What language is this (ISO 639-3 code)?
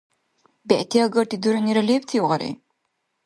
dar